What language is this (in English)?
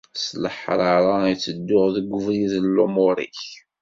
Kabyle